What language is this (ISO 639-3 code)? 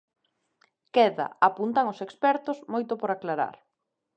glg